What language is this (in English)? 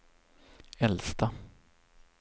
Swedish